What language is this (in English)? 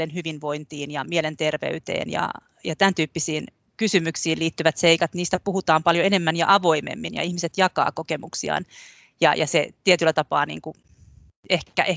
Finnish